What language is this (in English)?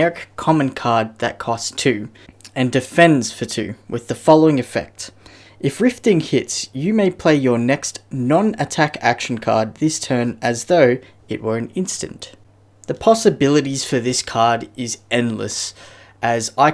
English